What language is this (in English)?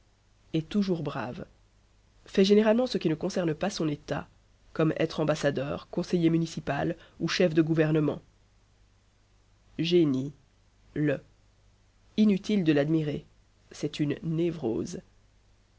French